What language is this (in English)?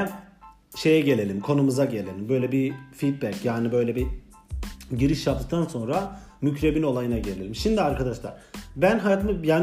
Turkish